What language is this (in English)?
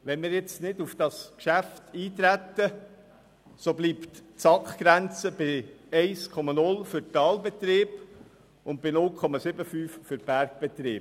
Swiss German